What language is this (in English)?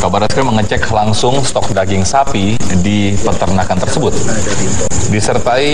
Indonesian